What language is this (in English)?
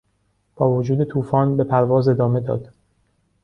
Persian